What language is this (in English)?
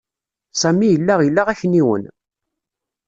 Kabyle